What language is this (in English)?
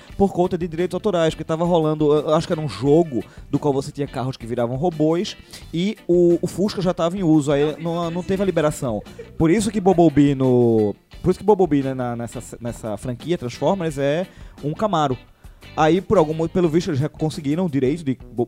Portuguese